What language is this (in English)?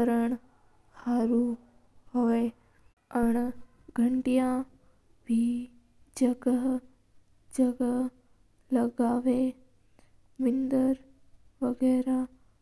Mewari